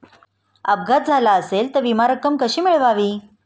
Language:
Marathi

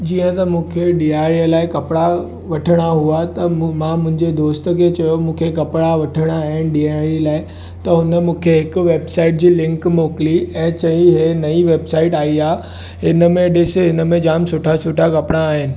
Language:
Sindhi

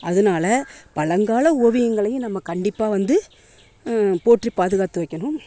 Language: Tamil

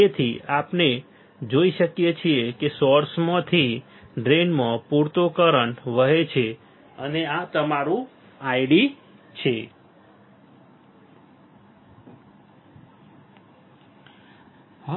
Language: Gujarati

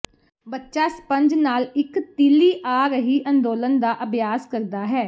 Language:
Punjabi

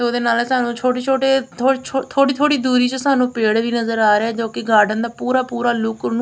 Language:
Punjabi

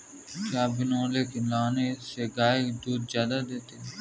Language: Hindi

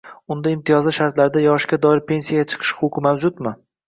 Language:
Uzbek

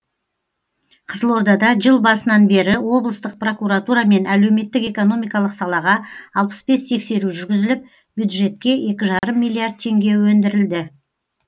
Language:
Kazakh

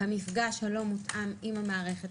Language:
Hebrew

